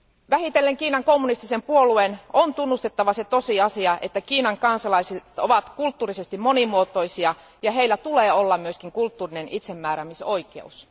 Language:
Finnish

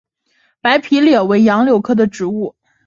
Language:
Chinese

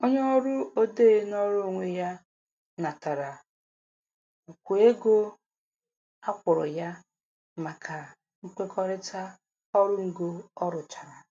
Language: Igbo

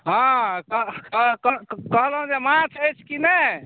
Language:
Maithili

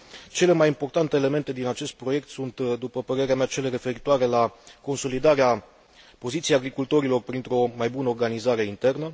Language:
Romanian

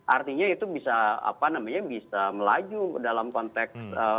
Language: Indonesian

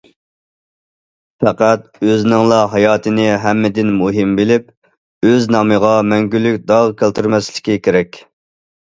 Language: Uyghur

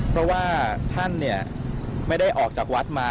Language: Thai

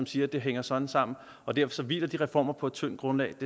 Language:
Danish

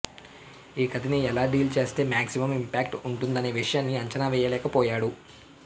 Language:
Telugu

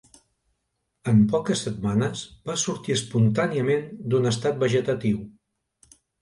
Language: Catalan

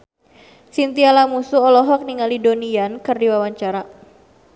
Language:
Sundanese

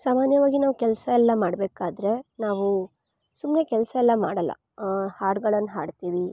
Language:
Kannada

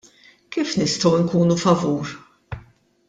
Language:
Maltese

